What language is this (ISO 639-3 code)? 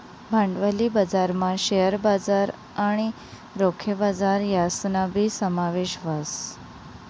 mar